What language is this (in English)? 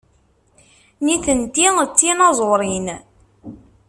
Kabyle